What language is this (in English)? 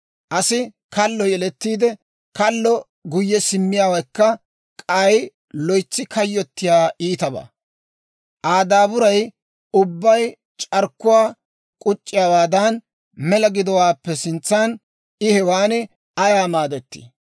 Dawro